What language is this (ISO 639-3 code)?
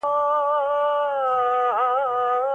pus